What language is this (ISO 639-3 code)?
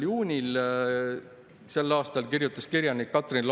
est